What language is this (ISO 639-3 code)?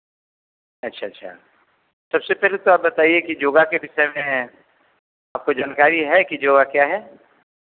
hin